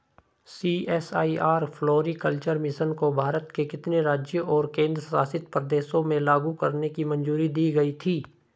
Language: Hindi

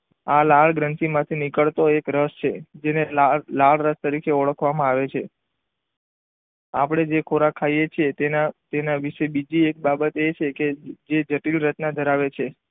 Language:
Gujarati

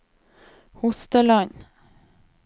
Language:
Norwegian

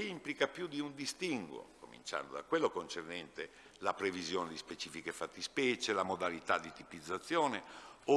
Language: Italian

